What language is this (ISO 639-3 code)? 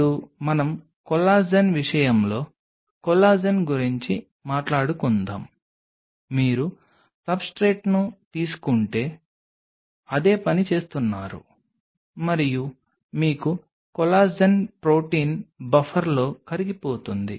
tel